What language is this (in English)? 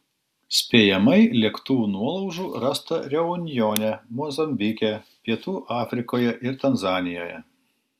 Lithuanian